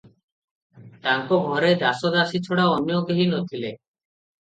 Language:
Odia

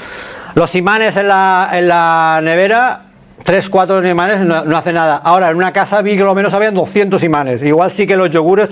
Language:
Spanish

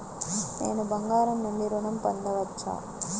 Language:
Telugu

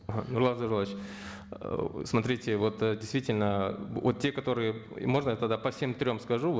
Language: Kazakh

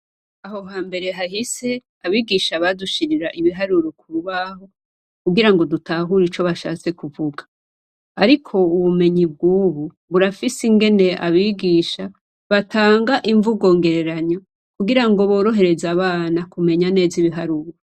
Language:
Rundi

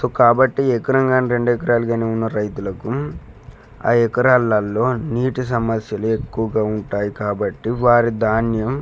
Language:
Telugu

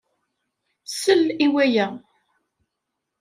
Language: Kabyle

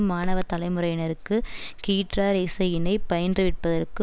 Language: Tamil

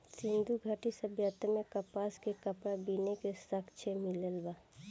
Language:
Bhojpuri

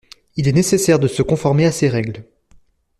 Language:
French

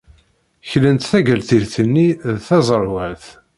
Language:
Kabyle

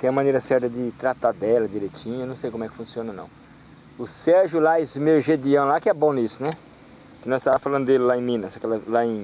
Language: Portuguese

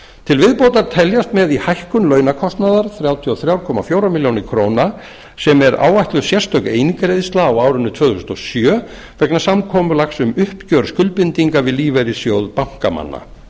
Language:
Icelandic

